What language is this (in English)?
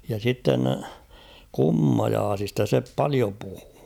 Finnish